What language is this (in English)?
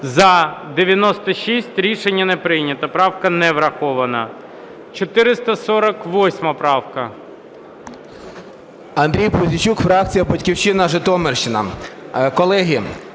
Ukrainian